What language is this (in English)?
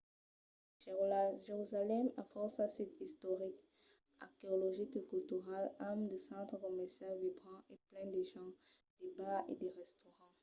Occitan